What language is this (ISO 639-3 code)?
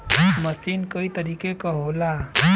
bho